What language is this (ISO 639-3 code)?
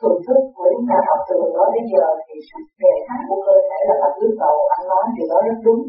vie